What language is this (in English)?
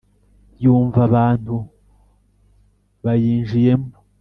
Kinyarwanda